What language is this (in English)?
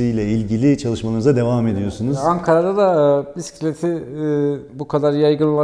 Turkish